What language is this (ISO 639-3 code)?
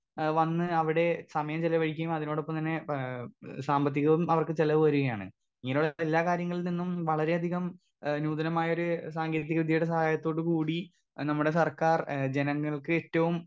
mal